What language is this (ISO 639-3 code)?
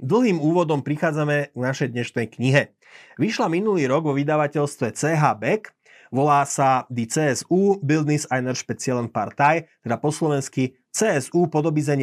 slk